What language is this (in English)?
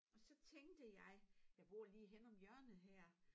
Danish